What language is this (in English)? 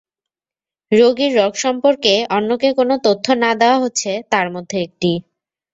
Bangla